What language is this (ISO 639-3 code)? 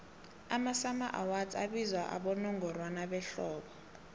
nbl